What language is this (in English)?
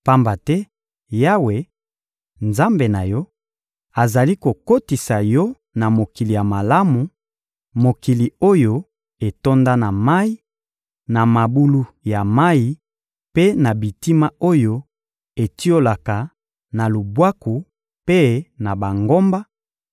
Lingala